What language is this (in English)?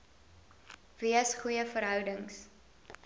Afrikaans